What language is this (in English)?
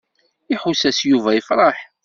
Kabyle